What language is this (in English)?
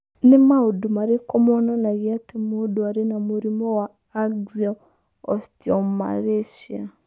Kikuyu